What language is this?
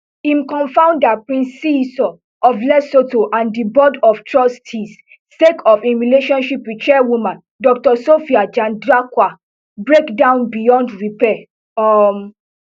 Nigerian Pidgin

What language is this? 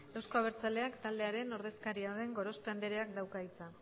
Basque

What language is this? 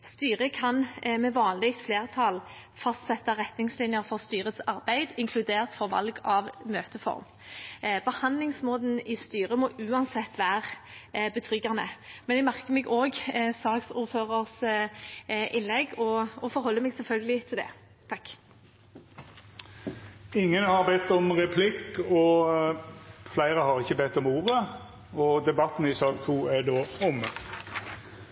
Norwegian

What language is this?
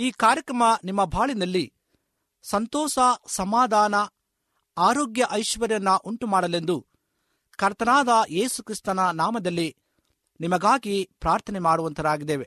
Kannada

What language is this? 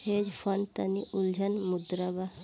Bhojpuri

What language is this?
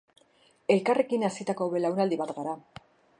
Basque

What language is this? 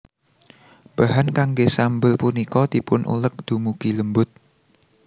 Javanese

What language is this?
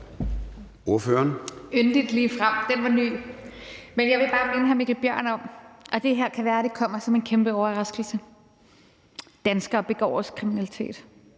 Danish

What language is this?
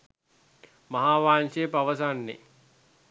Sinhala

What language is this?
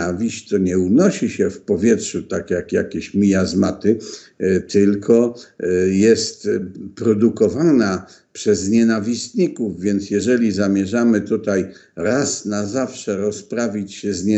Polish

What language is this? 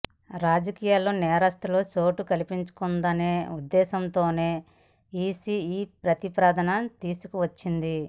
Telugu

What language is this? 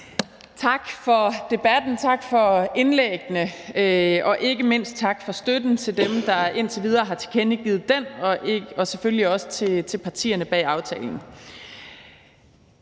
Danish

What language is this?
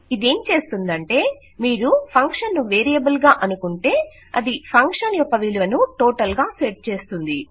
Telugu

